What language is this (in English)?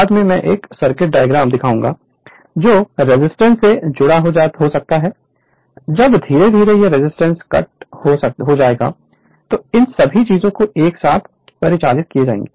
Hindi